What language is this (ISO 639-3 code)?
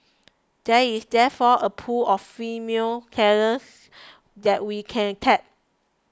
eng